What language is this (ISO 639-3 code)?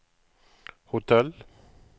nor